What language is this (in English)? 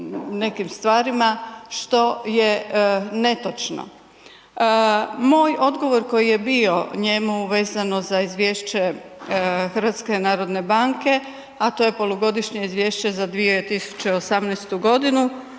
Croatian